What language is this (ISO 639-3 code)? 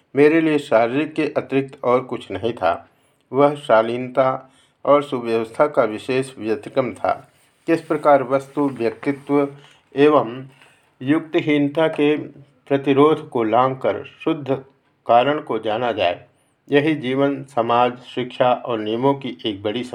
hin